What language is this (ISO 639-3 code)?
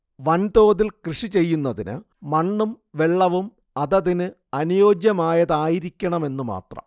mal